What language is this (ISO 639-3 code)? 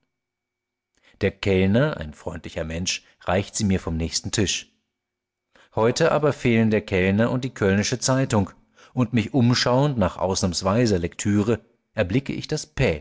deu